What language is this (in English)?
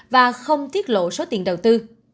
Vietnamese